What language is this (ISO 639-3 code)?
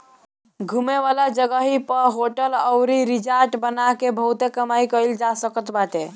bho